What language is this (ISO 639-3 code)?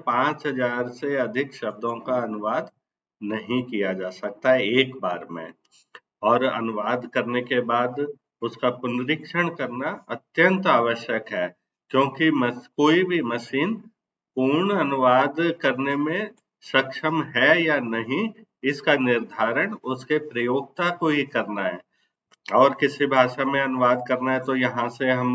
hin